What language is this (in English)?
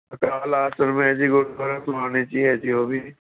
Punjabi